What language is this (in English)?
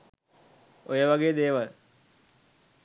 Sinhala